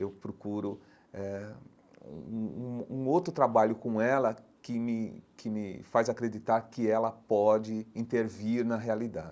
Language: Portuguese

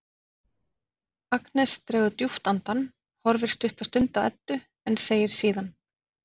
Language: Icelandic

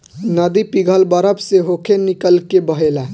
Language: Bhojpuri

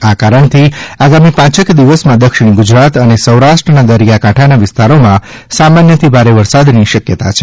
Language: Gujarati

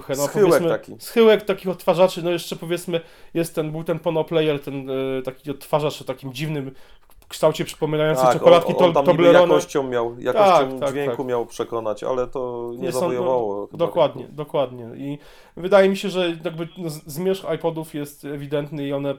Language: Polish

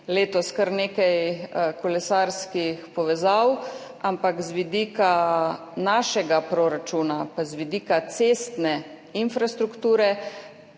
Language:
Slovenian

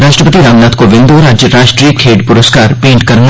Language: Dogri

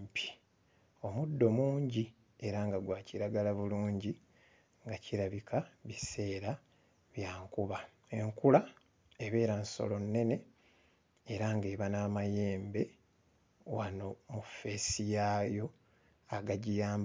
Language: Ganda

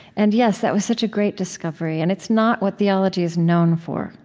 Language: English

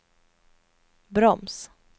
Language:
Swedish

